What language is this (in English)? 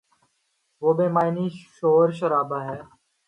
Urdu